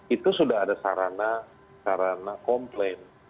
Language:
Indonesian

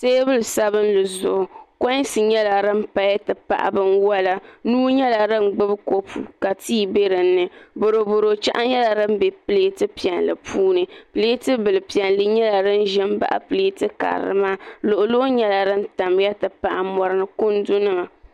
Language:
Dagbani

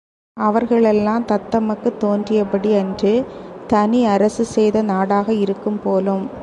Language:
Tamil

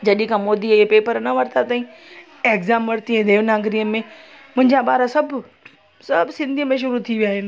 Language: Sindhi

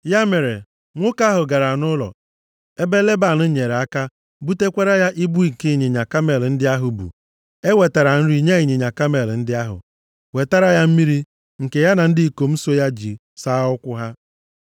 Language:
Igbo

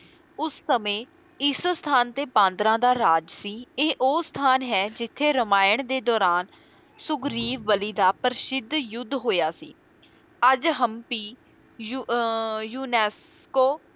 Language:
Punjabi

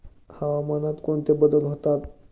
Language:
Marathi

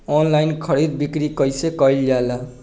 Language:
Bhojpuri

